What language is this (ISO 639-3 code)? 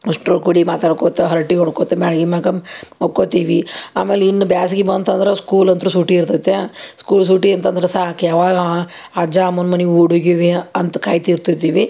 kan